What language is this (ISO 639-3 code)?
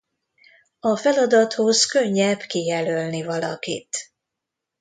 hun